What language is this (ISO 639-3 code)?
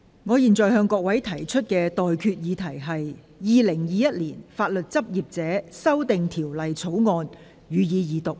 yue